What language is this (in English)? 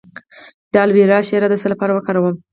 Pashto